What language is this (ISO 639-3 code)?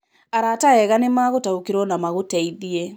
kik